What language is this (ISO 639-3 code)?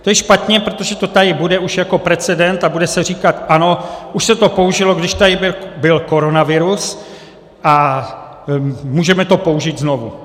ces